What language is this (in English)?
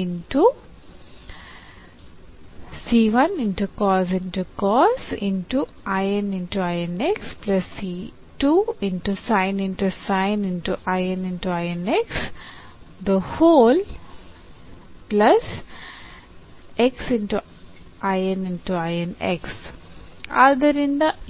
Kannada